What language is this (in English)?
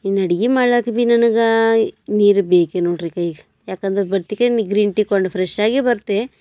Kannada